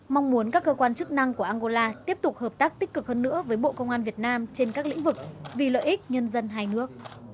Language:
Vietnamese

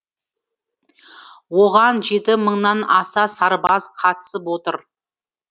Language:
Kazakh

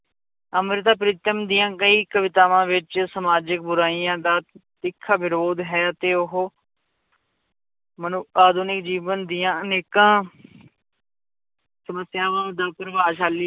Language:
Punjabi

